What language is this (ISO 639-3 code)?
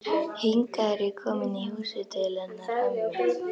isl